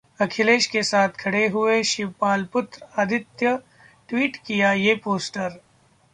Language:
Hindi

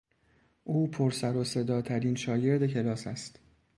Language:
Persian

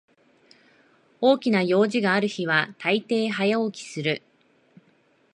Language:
Japanese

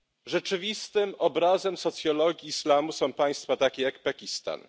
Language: Polish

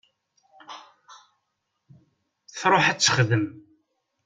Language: Kabyle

